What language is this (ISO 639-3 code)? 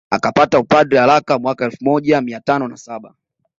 swa